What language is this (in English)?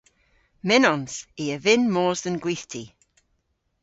Cornish